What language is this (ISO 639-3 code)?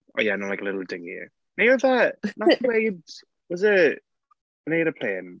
cym